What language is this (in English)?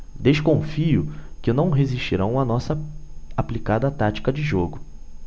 Portuguese